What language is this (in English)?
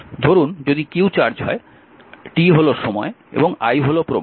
Bangla